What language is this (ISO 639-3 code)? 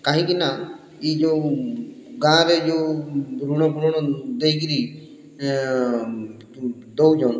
ori